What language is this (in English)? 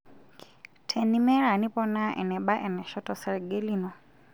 Masai